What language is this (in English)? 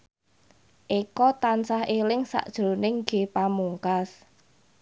Javanese